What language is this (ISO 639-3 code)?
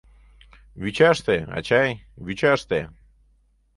chm